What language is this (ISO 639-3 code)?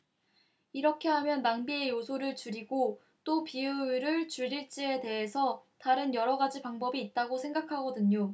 kor